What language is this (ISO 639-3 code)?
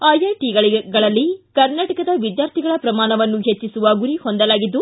kan